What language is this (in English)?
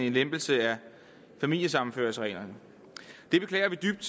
Danish